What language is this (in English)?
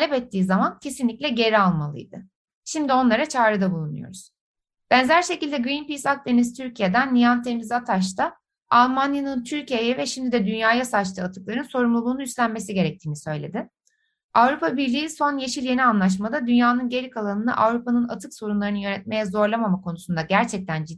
Turkish